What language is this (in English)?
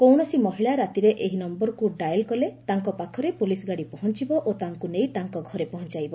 Odia